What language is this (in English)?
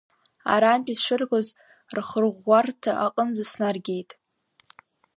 Abkhazian